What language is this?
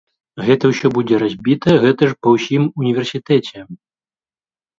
Belarusian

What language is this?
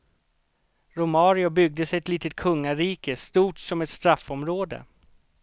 Swedish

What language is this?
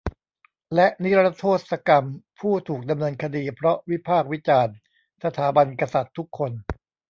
Thai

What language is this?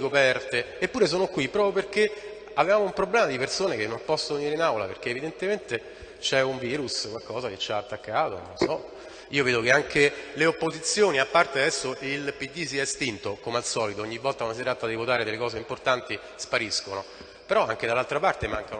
Italian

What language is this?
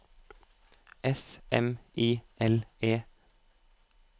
Norwegian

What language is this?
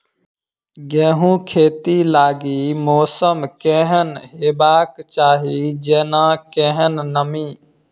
Maithili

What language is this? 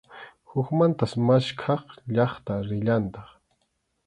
Arequipa-La Unión Quechua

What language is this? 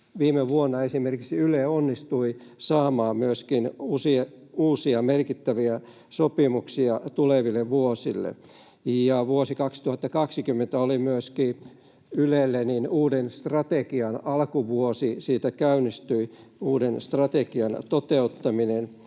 Finnish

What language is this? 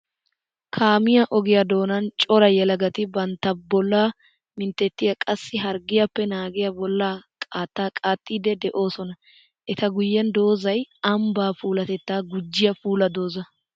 Wolaytta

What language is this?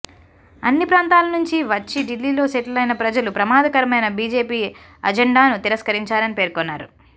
Telugu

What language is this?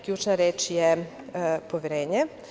Serbian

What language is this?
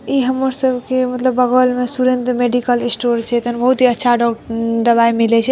Maithili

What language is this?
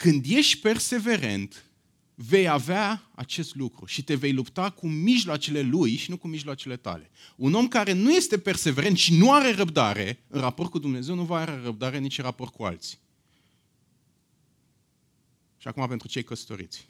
Romanian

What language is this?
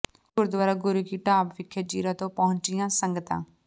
Punjabi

